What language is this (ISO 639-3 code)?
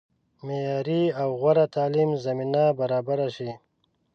pus